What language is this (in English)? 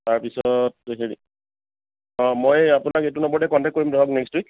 Assamese